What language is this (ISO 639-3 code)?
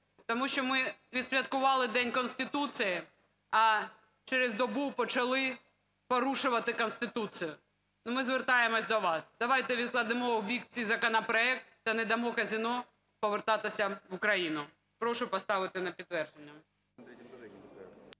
ukr